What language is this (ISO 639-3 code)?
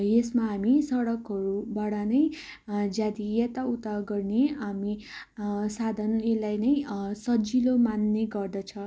nep